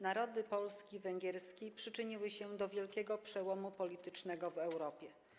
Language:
Polish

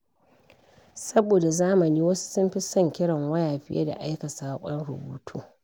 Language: Hausa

